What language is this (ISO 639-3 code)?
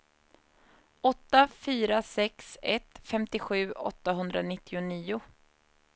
swe